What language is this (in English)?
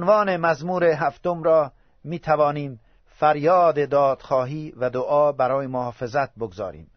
Persian